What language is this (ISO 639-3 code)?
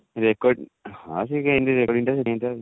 ori